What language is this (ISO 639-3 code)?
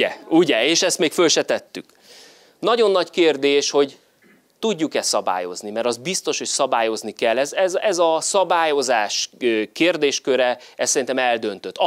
hun